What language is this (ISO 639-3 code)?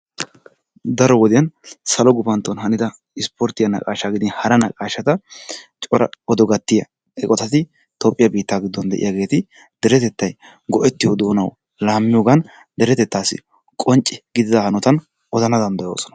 wal